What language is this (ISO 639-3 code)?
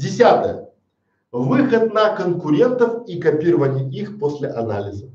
rus